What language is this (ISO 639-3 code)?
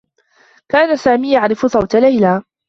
ara